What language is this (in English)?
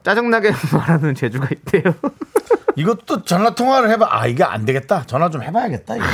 Korean